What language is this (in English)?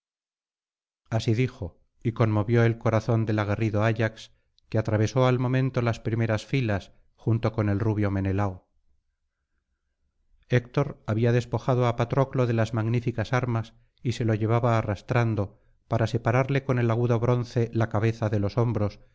Spanish